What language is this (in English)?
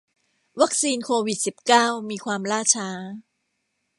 Thai